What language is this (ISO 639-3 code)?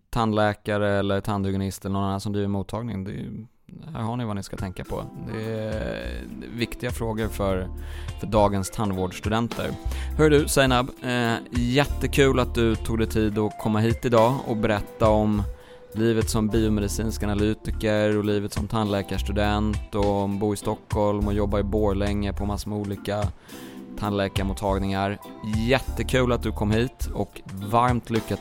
swe